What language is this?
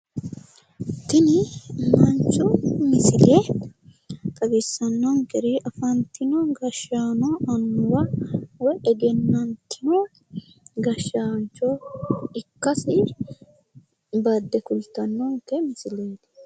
Sidamo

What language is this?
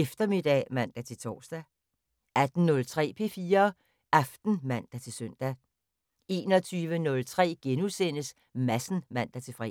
Danish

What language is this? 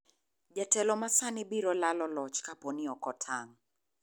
Luo (Kenya and Tanzania)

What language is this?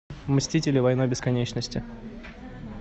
Russian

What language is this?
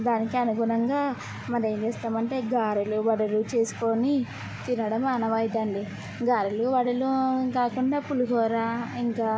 Telugu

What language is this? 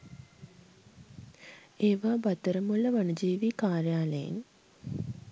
Sinhala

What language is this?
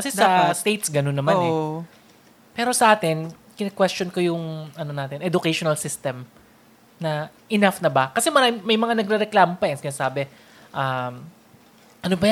Filipino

